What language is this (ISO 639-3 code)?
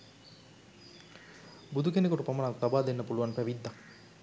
sin